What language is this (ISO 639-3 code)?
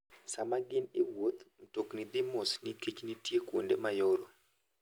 luo